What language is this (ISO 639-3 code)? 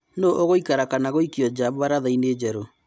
kik